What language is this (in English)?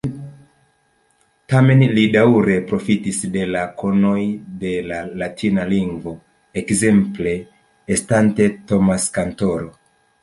Esperanto